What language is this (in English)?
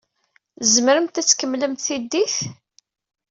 Kabyle